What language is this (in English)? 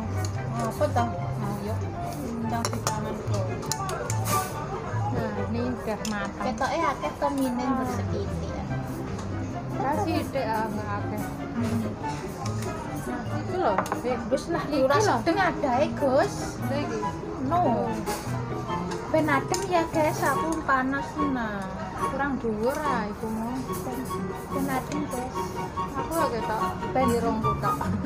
Indonesian